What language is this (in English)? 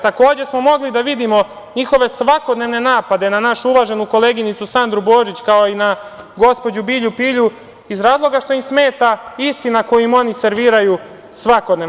Serbian